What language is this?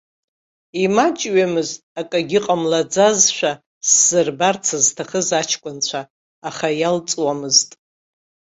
Abkhazian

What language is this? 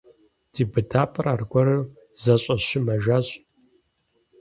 Kabardian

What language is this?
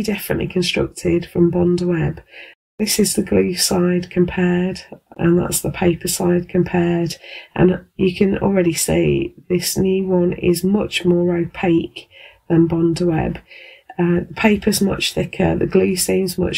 English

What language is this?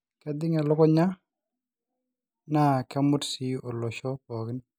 Masai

